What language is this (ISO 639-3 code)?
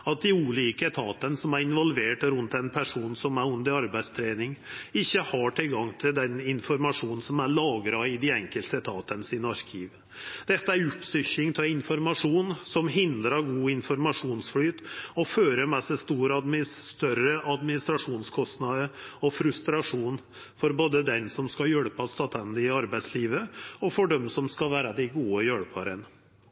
nno